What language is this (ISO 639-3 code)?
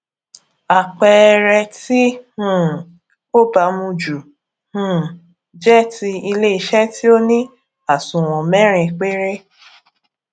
yor